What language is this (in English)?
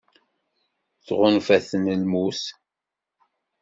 Kabyle